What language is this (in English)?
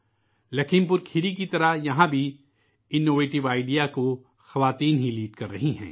Urdu